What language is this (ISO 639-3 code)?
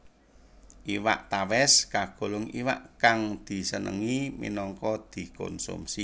jav